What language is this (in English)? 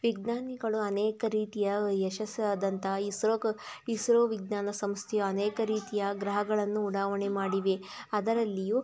Kannada